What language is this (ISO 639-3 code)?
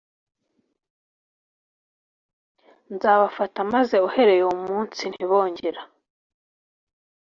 kin